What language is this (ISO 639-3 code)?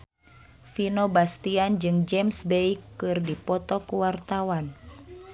sun